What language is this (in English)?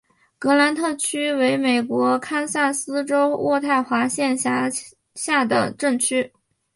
Chinese